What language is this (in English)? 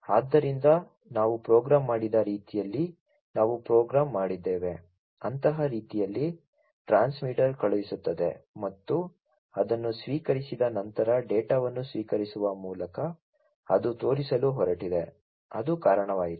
Kannada